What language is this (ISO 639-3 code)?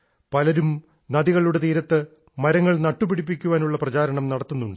mal